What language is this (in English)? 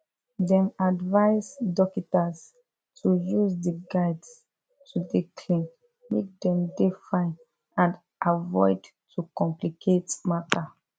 Nigerian Pidgin